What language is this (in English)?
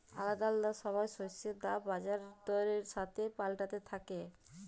Bangla